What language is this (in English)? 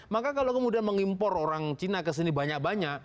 Indonesian